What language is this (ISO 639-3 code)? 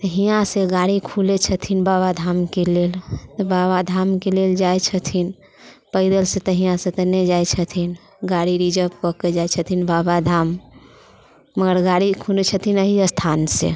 mai